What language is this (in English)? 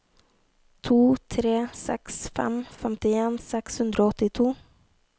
Norwegian